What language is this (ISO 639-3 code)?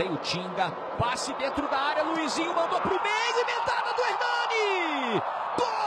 por